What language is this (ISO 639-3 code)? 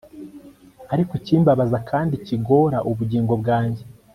kin